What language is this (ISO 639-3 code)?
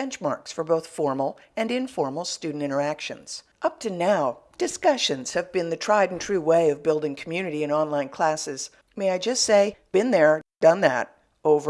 eng